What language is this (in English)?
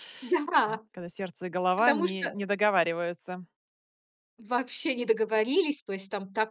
Russian